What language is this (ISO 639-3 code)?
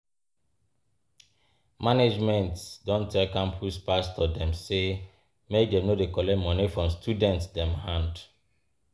pcm